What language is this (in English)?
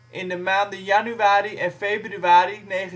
Dutch